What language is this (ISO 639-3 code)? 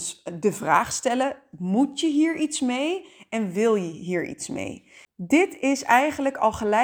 nld